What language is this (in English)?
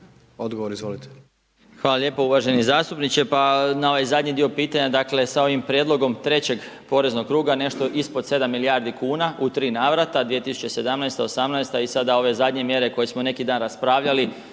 Croatian